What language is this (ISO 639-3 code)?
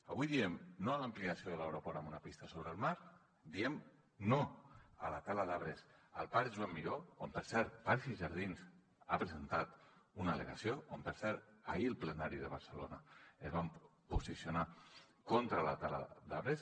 cat